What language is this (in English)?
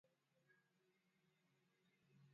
Swahili